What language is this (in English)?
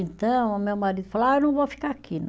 Portuguese